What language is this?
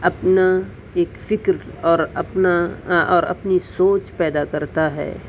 Urdu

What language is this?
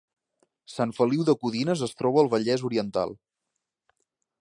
Catalan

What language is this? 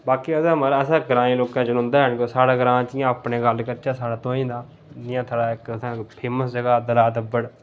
Dogri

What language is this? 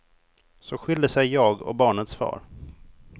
Swedish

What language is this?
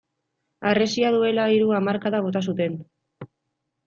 Basque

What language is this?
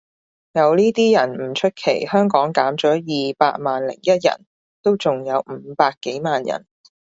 Cantonese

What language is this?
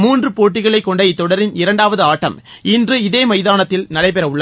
Tamil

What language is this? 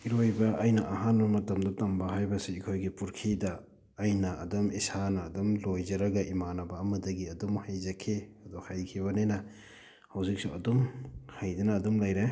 Manipuri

